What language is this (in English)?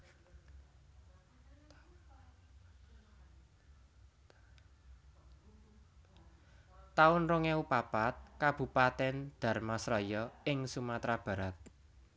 Javanese